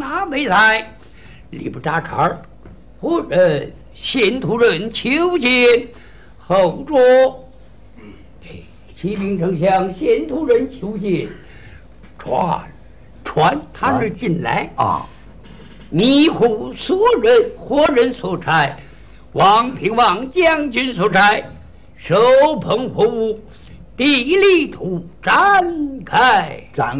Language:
Chinese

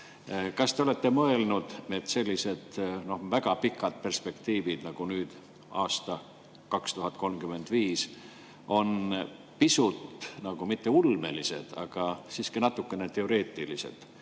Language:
Estonian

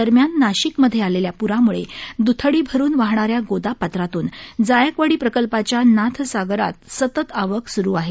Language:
Marathi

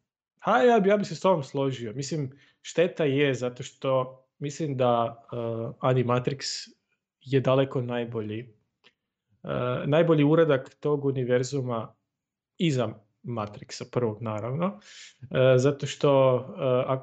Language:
Croatian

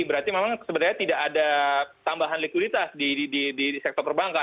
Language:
Indonesian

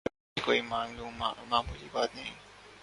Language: Urdu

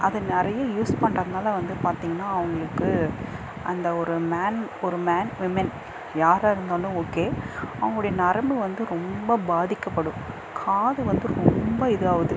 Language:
Tamil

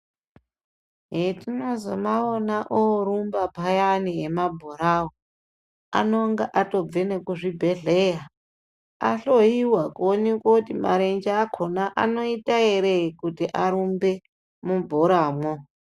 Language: Ndau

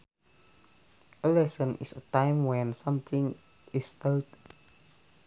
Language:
Sundanese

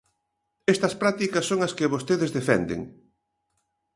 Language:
Galician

